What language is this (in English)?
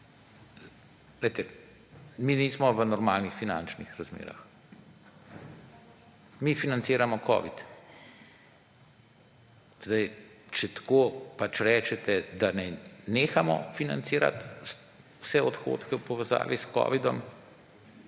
Slovenian